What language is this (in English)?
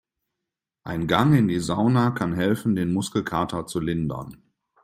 German